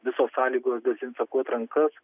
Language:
Lithuanian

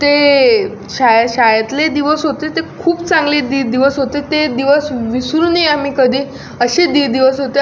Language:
Marathi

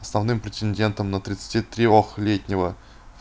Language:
Russian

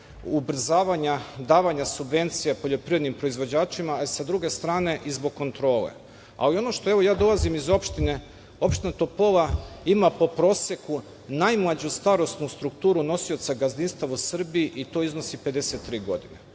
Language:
Serbian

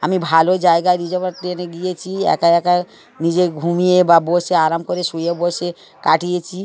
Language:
Bangla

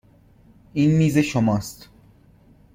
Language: Persian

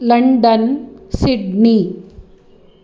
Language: Sanskrit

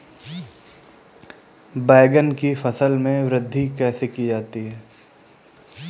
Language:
Hindi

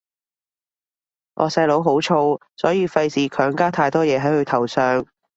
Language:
Cantonese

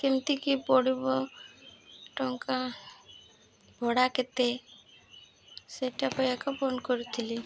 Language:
Odia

